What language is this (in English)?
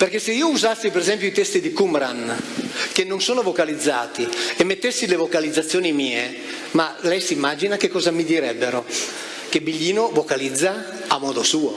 Italian